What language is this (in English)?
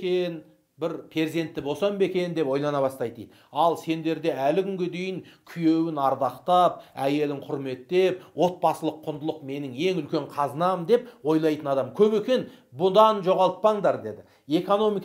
Turkish